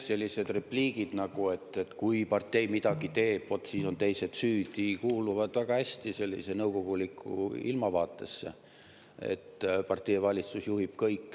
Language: Estonian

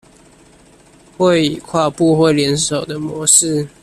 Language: Chinese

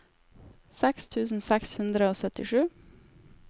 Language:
Norwegian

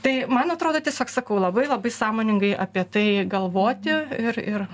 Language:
Lithuanian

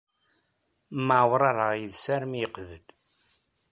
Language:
Kabyle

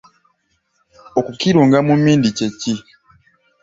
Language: Ganda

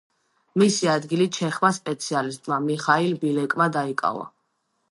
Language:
Georgian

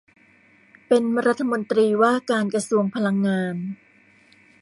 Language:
Thai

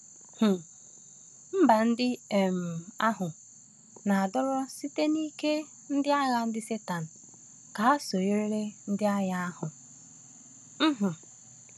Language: Igbo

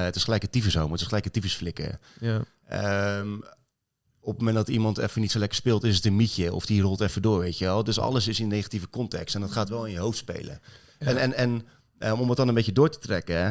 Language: Dutch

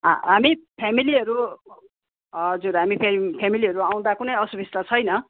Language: Nepali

